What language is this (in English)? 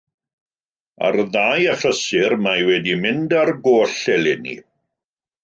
Welsh